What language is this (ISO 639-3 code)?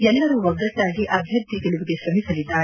kan